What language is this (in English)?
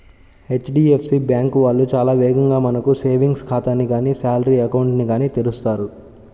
Telugu